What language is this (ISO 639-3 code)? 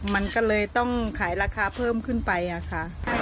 tha